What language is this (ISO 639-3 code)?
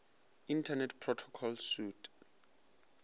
nso